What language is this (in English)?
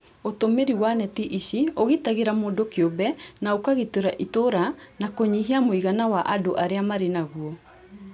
Kikuyu